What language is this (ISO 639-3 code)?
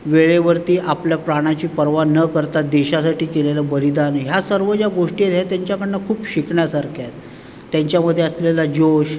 mar